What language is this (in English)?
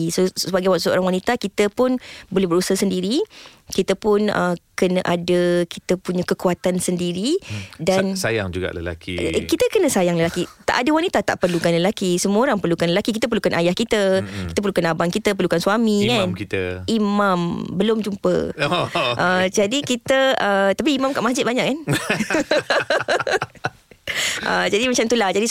Malay